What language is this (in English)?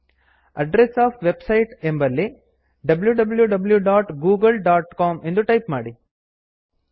Kannada